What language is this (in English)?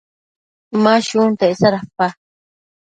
Matsés